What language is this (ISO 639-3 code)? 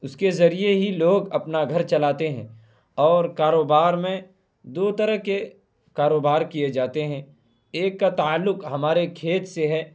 urd